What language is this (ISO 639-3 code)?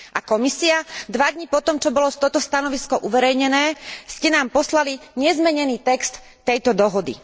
slk